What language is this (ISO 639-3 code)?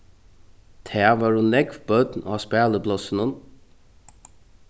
fao